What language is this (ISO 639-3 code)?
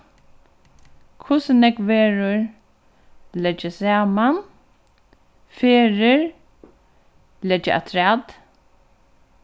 fao